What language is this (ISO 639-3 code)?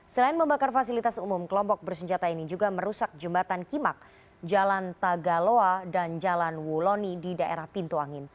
ind